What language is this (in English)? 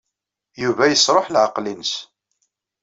Kabyle